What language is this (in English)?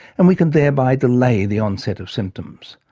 English